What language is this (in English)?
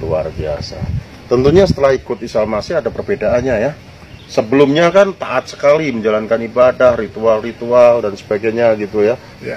Indonesian